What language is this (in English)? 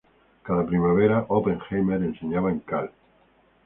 Spanish